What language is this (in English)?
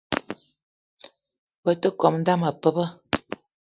Eton (Cameroon)